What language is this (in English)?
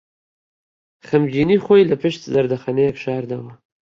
Central Kurdish